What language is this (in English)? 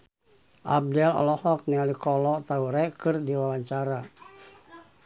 Sundanese